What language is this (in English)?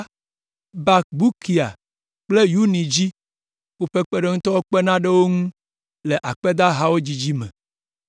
Ewe